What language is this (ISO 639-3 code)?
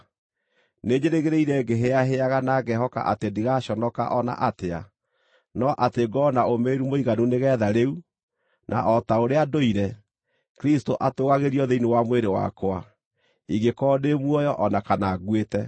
kik